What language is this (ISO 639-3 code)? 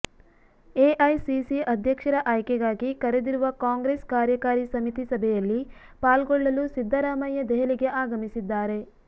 kan